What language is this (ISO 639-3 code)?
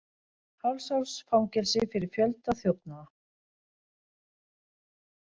isl